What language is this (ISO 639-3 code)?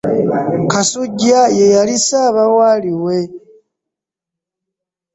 lug